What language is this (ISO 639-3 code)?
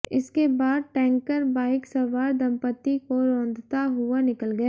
hin